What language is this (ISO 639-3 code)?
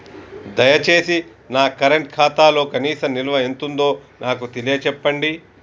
tel